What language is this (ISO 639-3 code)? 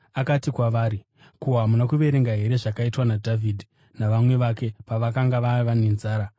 sna